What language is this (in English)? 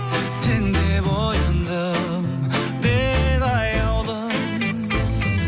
Kazakh